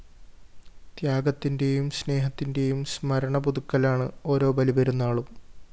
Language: Malayalam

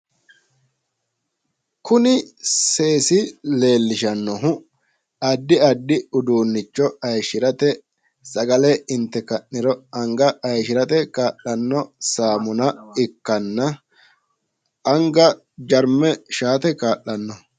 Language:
Sidamo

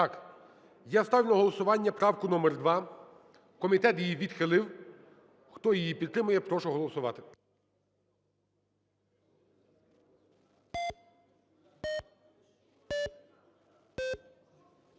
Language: Ukrainian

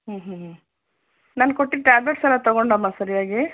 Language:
Kannada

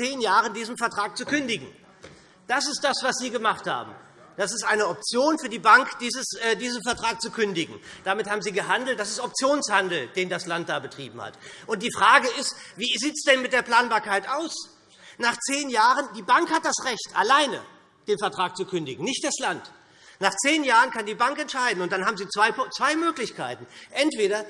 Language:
German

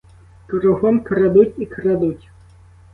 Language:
Ukrainian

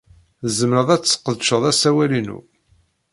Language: Kabyle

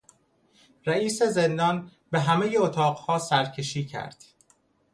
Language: Persian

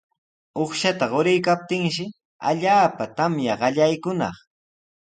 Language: Sihuas Ancash Quechua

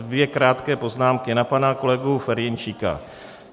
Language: Czech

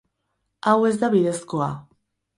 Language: Basque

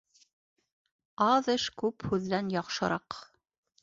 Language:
Bashkir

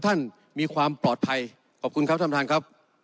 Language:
Thai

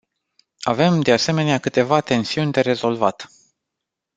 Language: Romanian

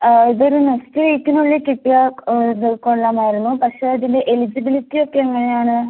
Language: Malayalam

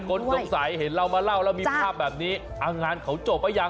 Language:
Thai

